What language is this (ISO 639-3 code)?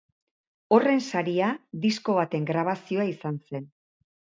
eus